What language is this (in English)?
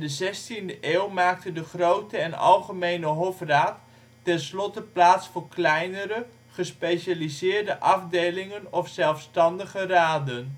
Dutch